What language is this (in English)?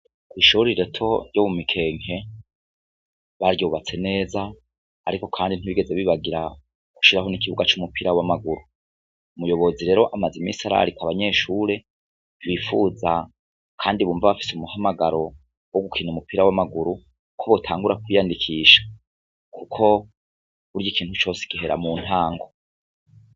Rundi